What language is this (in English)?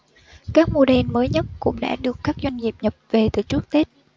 Vietnamese